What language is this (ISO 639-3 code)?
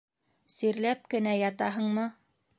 bak